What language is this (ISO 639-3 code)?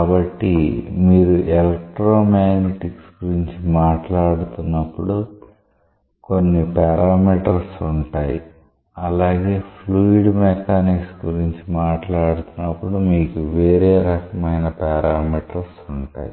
tel